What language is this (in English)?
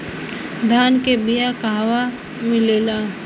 Bhojpuri